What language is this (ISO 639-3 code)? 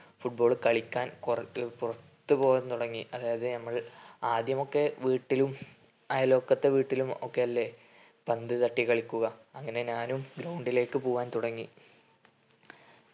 mal